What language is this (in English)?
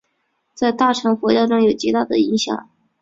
Chinese